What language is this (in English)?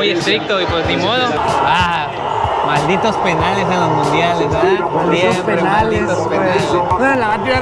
Spanish